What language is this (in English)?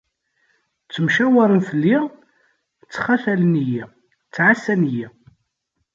Kabyle